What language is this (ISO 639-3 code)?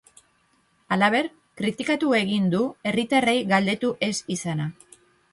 eus